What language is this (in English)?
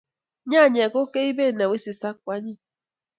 Kalenjin